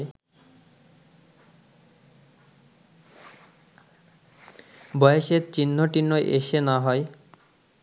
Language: Bangla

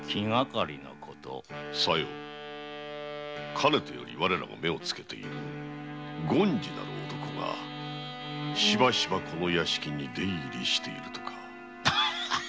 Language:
Japanese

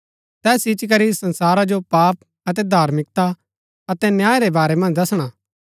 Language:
Gaddi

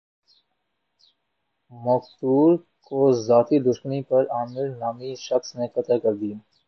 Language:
Urdu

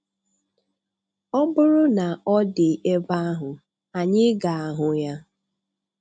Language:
Igbo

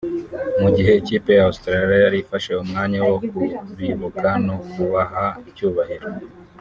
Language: Kinyarwanda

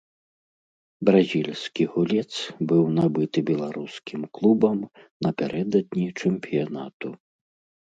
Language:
Belarusian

